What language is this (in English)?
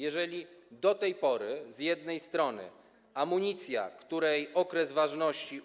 Polish